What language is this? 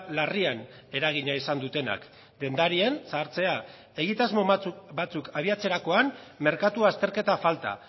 Basque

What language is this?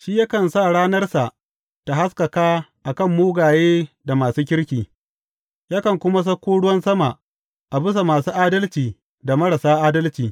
Hausa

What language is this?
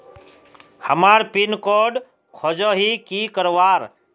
Magahi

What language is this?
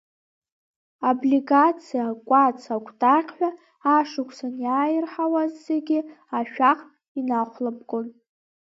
Abkhazian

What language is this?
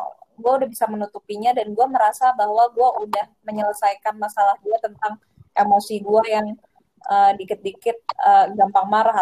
Indonesian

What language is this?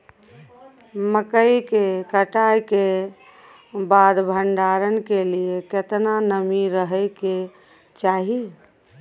Maithili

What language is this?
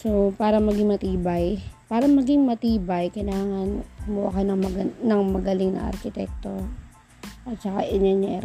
Filipino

